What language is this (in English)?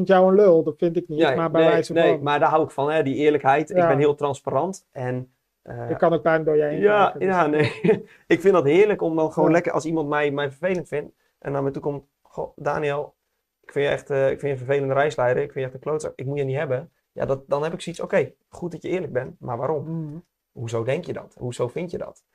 Dutch